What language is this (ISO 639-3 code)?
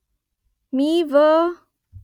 mar